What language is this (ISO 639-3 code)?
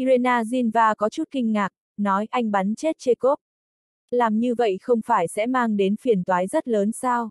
vie